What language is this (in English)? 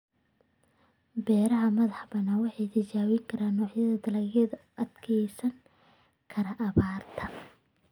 Somali